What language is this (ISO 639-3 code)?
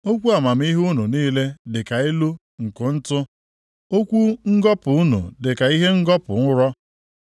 ibo